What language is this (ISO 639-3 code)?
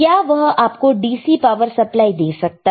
hin